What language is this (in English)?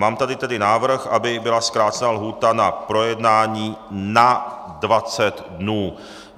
Czech